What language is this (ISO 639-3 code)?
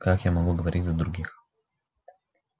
rus